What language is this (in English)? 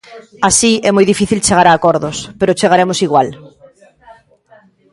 Galician